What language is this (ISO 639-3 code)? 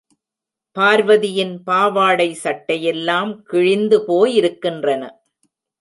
tam